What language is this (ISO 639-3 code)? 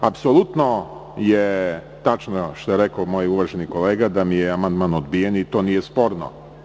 srp